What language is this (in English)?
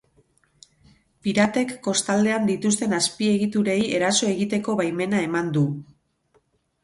Basque